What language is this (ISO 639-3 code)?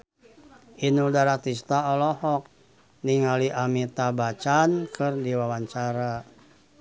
sun